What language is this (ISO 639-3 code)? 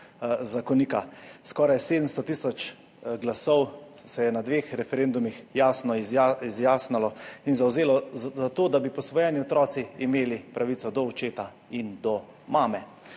slv